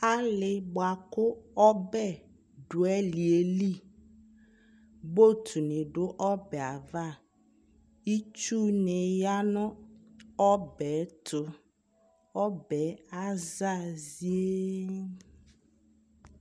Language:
Ikposo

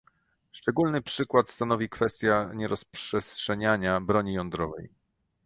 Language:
Polish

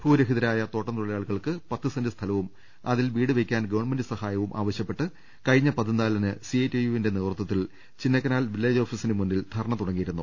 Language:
Malayalam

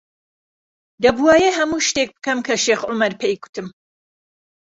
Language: Central Kurdish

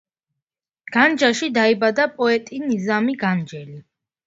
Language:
Georgian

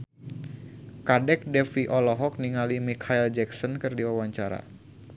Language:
Sundanese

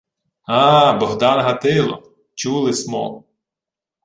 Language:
Ukrainian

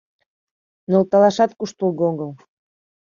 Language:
Mari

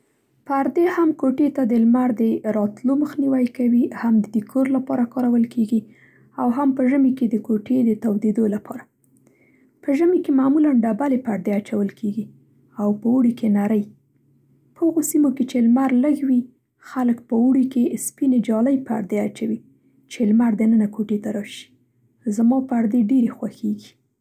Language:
Central Pashto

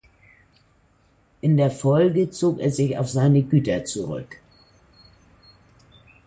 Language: German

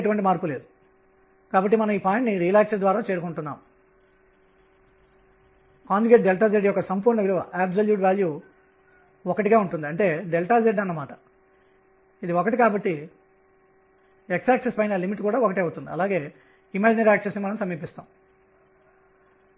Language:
Telugu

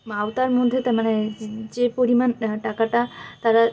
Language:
Bangla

